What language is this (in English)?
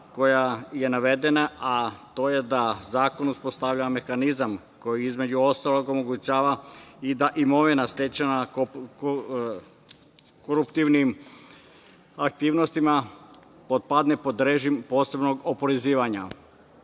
Serbian